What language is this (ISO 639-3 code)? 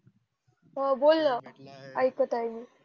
mar